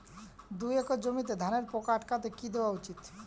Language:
Bangla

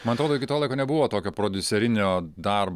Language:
Lithuanian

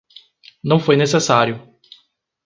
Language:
Portuguese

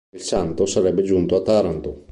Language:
Italian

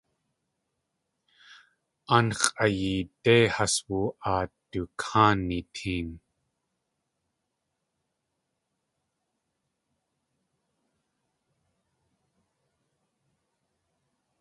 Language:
Tlingit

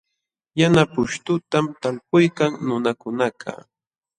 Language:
Jauja Wanca Quechua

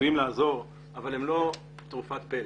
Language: Hebrew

